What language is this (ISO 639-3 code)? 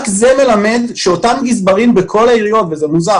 heb